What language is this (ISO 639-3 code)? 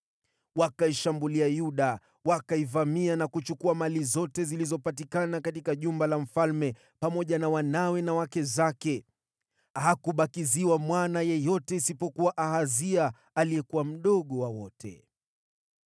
swa